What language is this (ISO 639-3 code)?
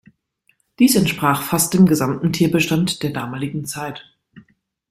deu